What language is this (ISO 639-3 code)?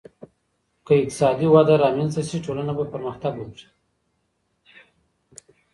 pus